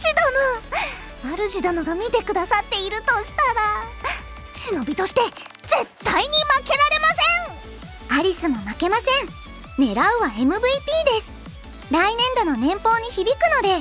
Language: Japanese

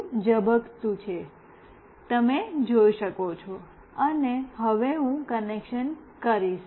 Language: Gujarati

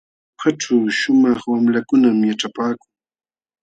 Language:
Jauja Wanca Quechua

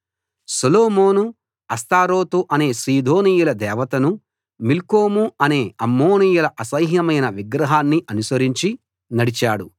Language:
Telugu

